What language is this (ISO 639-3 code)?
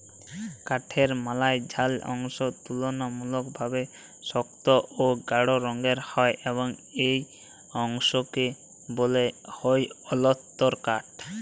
ben